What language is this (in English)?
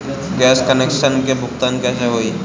Bhojpuri